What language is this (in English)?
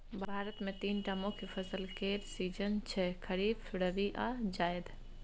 Maithili